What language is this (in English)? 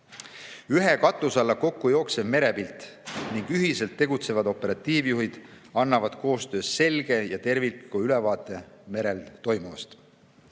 Estonian